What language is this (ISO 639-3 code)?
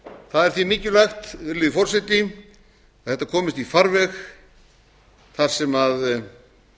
isl